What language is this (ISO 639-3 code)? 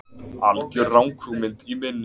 isl